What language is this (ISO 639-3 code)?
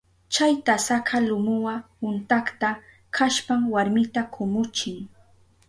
qup